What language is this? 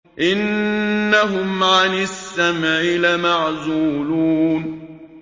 Arabic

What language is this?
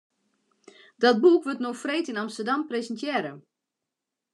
Western Frisian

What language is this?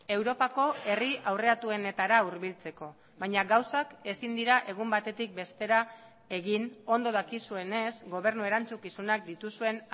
Basque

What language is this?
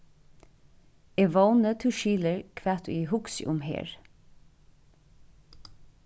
Faroese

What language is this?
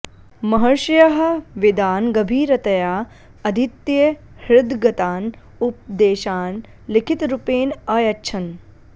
Sanskrit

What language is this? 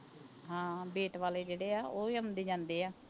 Punjabi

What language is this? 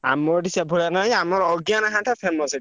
Odia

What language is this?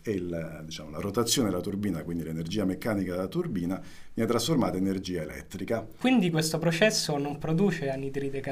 Italian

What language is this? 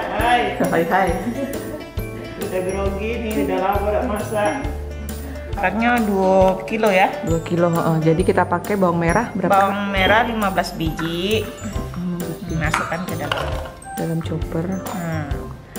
Indonesian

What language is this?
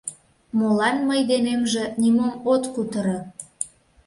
Mari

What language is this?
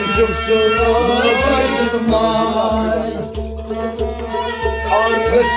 Punjabi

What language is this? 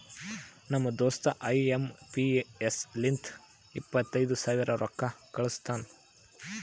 Kannada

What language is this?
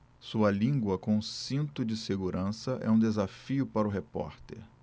Portuguese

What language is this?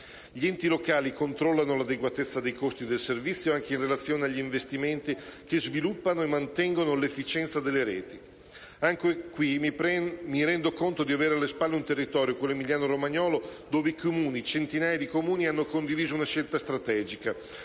Italian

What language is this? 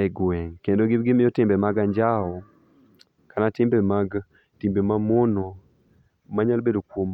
Luo (Kenya and Tanzania)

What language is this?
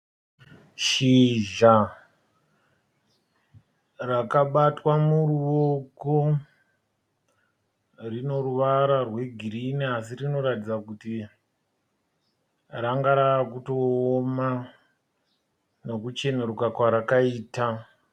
Shona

